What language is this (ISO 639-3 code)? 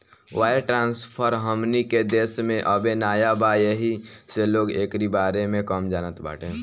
bho